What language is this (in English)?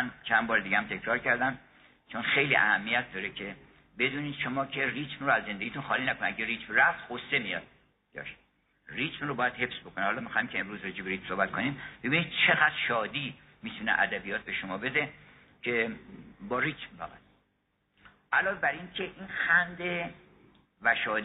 Persian